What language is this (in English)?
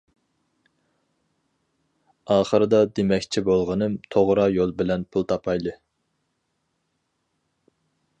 Uyghur